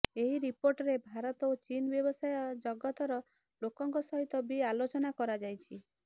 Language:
Odia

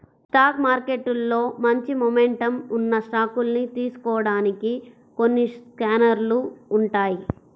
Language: Telugu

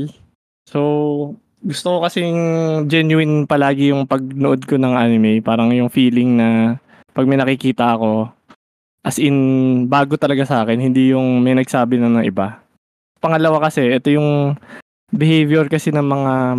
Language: Filipino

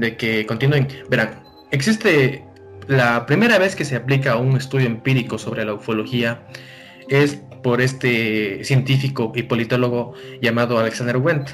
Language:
Spanish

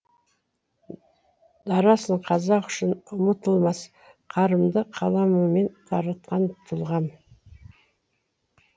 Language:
Kazakh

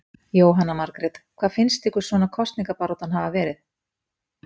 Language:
Icelandic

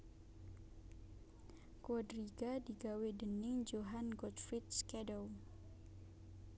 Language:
Javanese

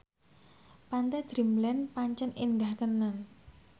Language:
Javanese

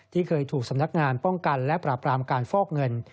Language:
Thai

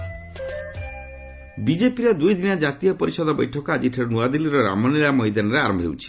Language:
Odia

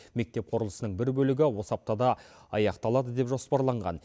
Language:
Kazakh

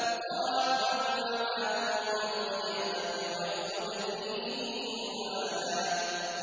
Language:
Arabic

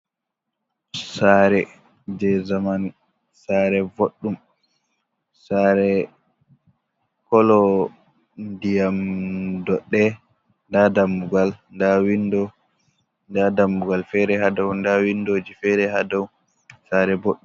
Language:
Fula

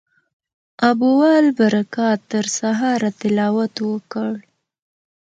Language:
Pashto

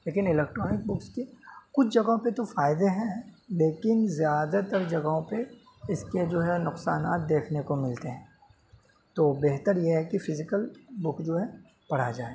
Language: Urdu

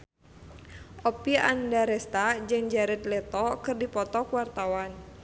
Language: Sundanese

